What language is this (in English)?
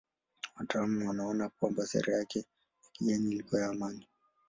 Swahili